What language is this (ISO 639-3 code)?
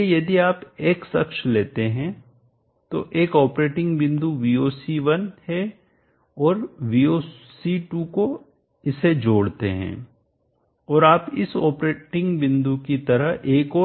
hin